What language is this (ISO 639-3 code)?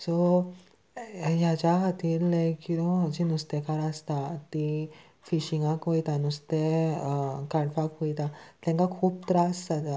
kok